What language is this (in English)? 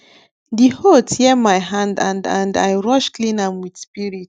Nigerian Pidgin